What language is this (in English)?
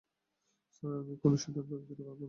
Bangla